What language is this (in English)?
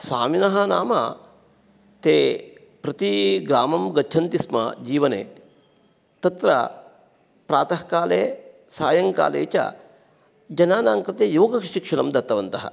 Sanskrit